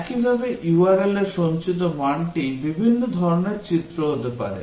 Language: Bangla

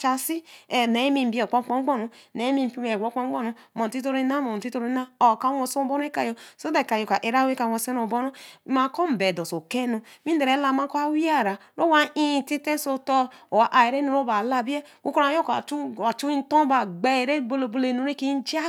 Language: Eleme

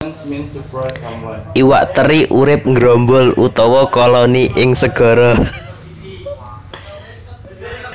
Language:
Javanese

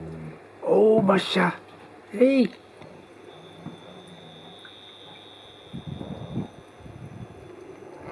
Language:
Dutch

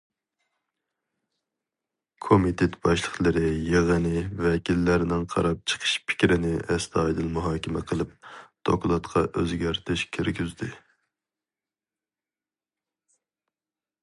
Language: Uyghur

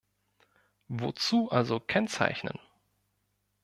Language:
German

